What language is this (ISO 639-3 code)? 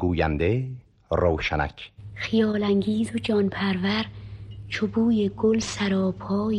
fas